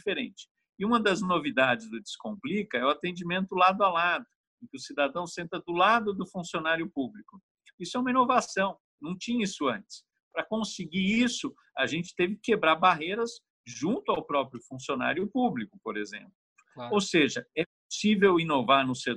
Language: Portuguese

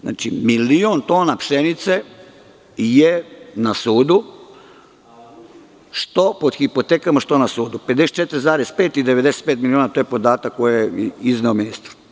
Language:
Serbian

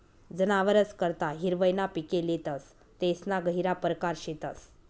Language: Marathi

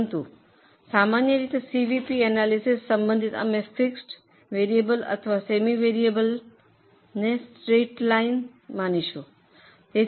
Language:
Gujarati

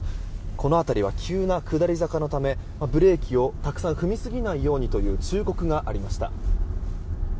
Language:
Japanese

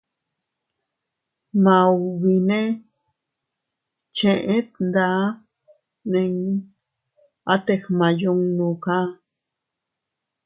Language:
Teutila Cuicatec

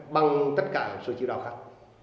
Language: Vietnamese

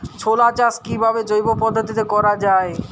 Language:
Bangla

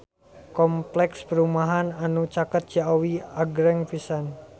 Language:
Sundanese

